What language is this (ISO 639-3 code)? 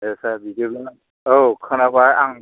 brx